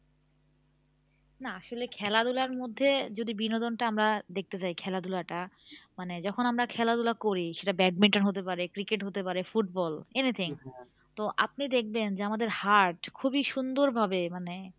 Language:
Bangla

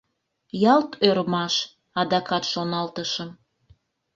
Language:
Mari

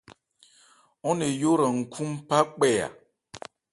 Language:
Ebrié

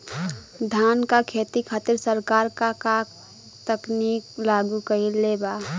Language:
Bhojpuri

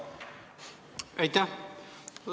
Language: Estonian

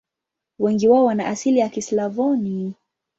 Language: Swahili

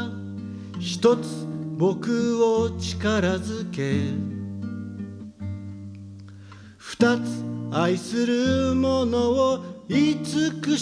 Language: Japanese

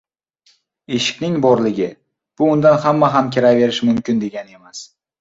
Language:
Uzbek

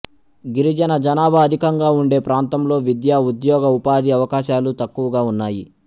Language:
Telugu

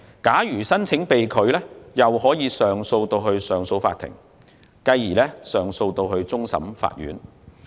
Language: Cantonese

